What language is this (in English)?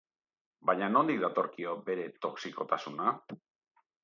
Basque